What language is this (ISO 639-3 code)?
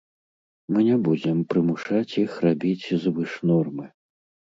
bel